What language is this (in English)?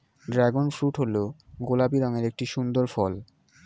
Bangla